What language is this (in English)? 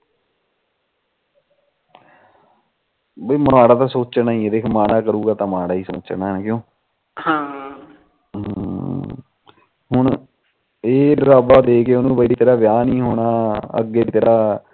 Punjabi